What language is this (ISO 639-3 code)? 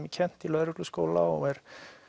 isl